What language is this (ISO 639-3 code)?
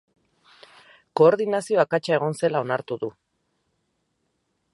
eus